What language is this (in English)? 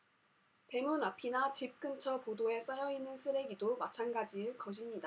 Korean